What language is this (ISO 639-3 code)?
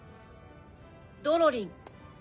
jpn